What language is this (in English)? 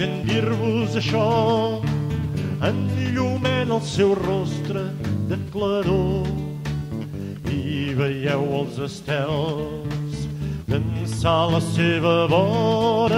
Dutch